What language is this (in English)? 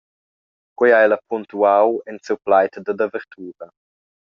Romansh